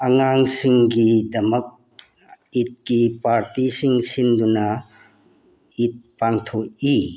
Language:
Manipuri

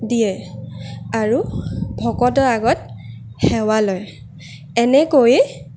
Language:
Assamese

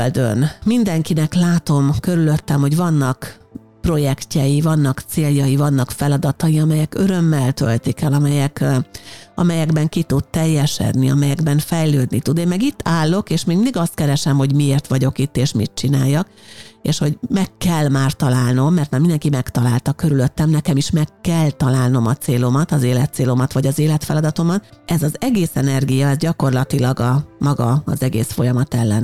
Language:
Hungarian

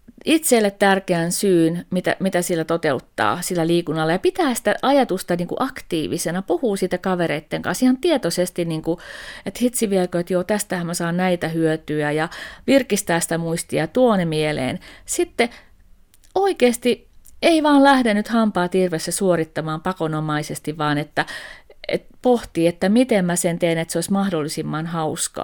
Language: Finnish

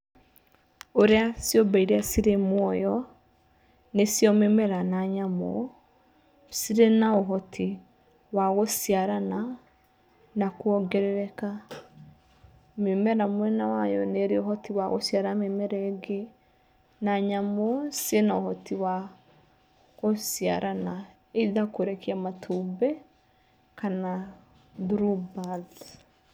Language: Kikuyu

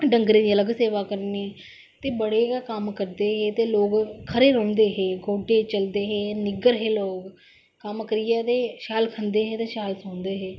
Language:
Dogri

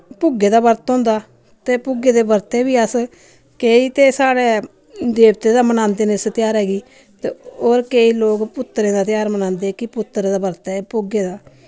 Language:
Dogri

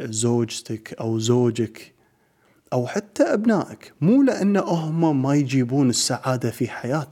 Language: Arabic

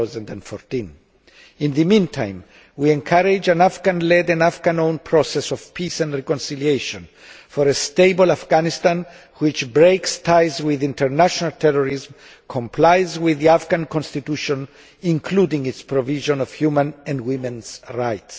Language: English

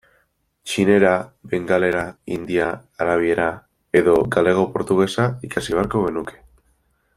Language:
Basque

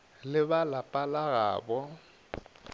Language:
Northern Sotho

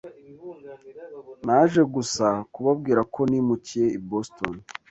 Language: Kinyarwanda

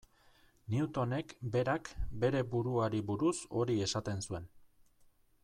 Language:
Basque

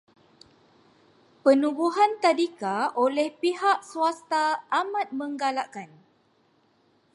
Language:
Malay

